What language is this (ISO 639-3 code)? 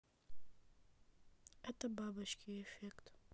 rus